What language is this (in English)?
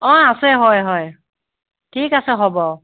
Assamese